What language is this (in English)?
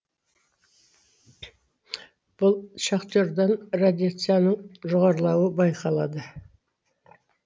Kazakh